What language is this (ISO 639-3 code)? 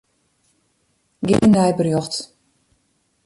fry